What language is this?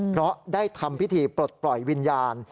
Thai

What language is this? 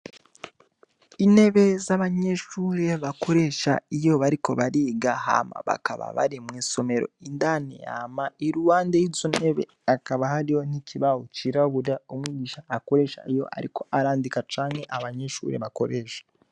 Rundi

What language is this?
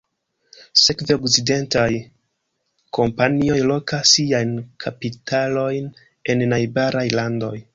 Esperanto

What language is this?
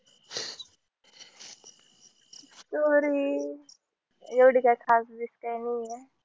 Marathi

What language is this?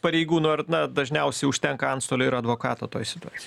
Lithuanian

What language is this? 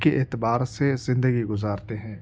Urdu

